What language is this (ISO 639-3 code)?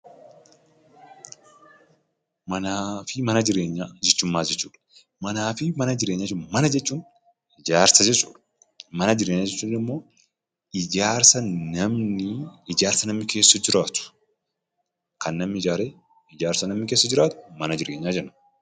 orm